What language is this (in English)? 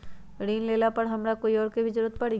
Magahi